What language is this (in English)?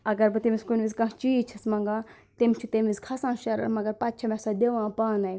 Kashmiri